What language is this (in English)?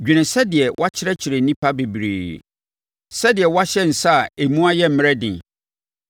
Akan